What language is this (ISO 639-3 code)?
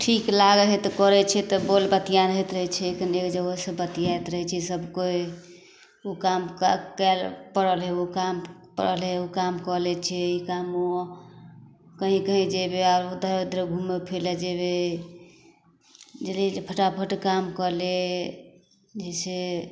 mai